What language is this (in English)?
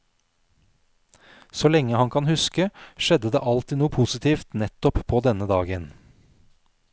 Norwegian